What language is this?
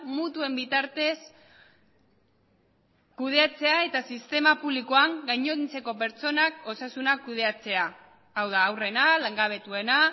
Basque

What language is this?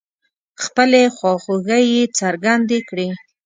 Pashto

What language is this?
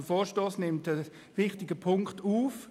Swiss German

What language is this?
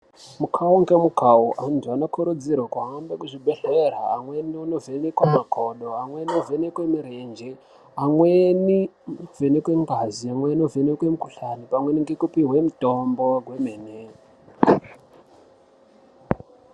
Ndau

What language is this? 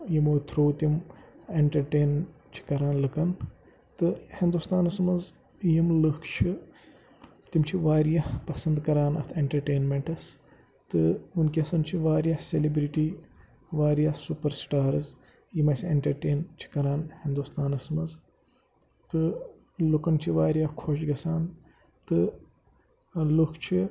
Kashmiri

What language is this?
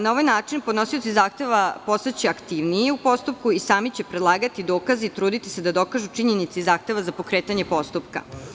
Serbian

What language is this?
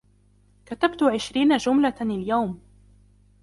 Arabic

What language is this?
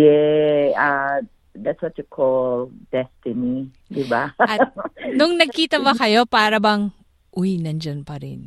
Filipino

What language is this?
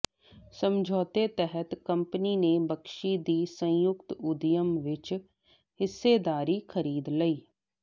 Punjabi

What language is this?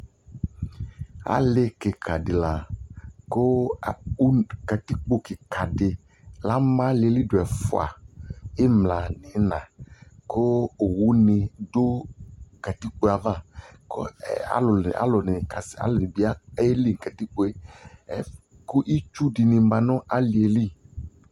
Ikposo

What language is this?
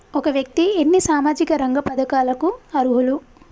Telugu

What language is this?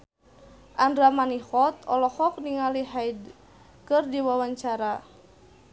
Sundanese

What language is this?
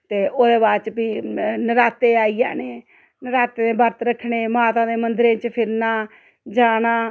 Dogri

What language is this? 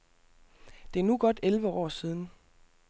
Danish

